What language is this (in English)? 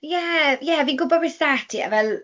Welsh